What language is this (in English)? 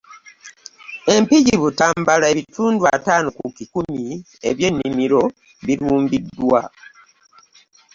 Ganda